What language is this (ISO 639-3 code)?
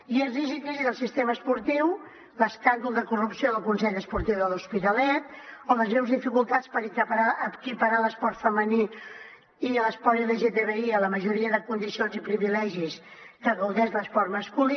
cat